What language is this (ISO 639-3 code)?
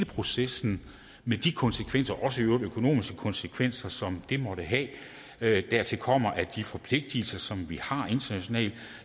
dan